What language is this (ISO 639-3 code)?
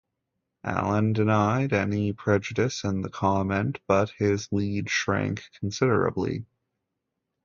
eng